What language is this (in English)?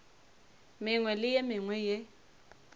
Northern Sotho